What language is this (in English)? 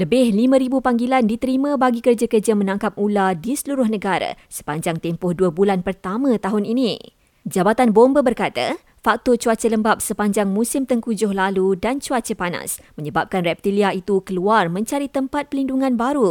Malay